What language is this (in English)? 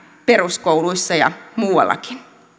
Finnish